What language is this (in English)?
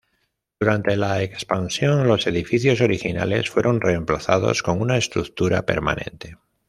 Spanish